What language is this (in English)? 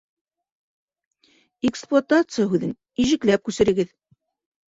Bashkir